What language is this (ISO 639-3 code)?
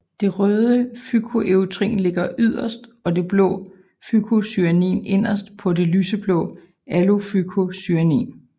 dan